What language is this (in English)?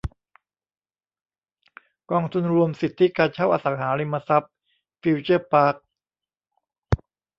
Thai